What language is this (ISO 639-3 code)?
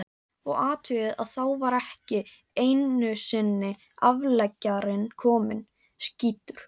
isl